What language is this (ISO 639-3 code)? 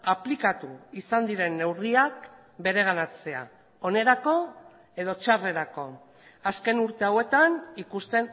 eus